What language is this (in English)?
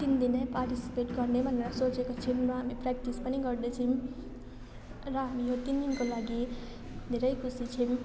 Nepali